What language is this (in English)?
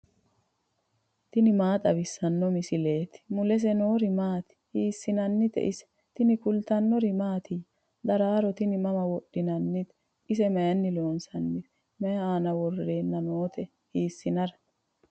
Sidamo